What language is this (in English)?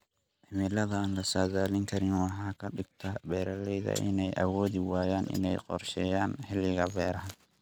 Somali